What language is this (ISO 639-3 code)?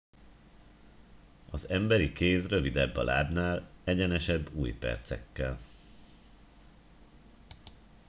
hun